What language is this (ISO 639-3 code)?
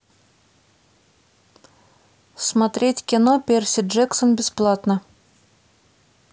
rus